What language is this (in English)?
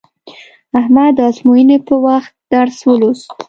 Pashto